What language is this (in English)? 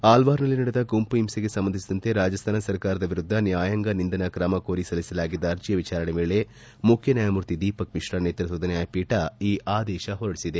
Kannada